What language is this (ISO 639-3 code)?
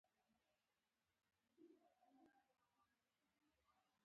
pus